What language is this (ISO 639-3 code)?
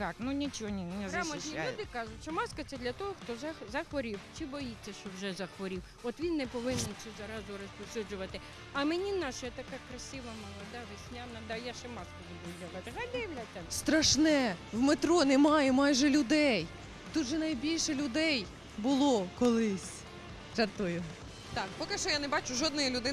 ukr